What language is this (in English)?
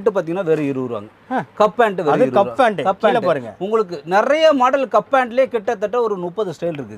Tamil